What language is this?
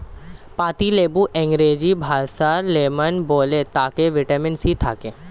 Bangla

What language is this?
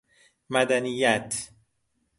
Persian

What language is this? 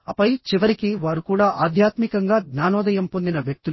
Telugu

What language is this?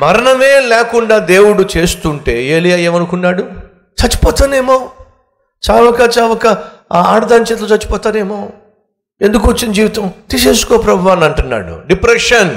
Telugu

